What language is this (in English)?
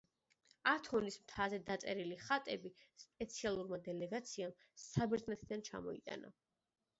Georgian